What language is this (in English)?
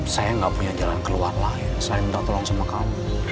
Indonesian